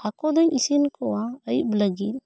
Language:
Santali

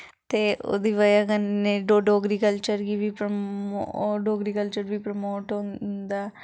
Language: Dogri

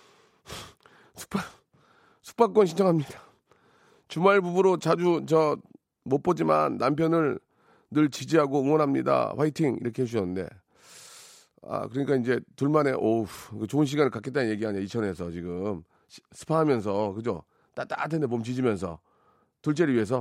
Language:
Korean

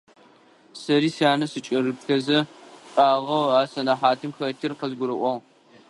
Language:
Adyghe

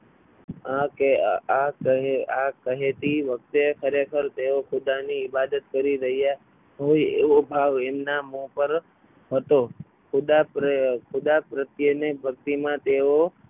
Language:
Gujarati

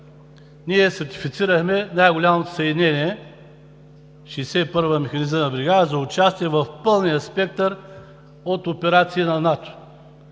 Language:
Bulgarian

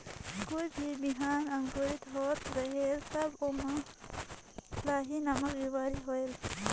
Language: Chhattisgarhi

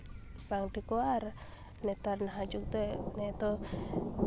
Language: Santali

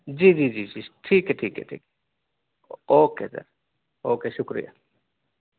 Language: Urdu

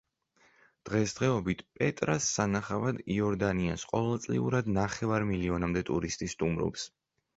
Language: Georgian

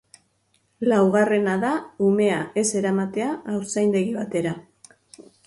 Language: Basque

